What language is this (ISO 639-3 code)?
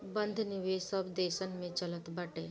bho